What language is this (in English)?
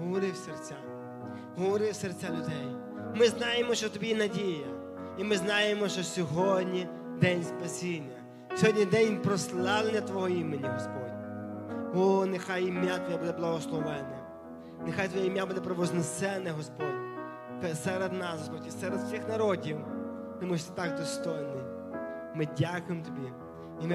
Ukrainian